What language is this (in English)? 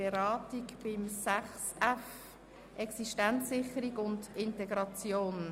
Swiss German